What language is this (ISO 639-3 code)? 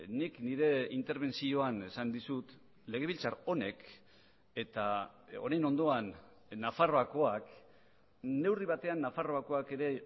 eus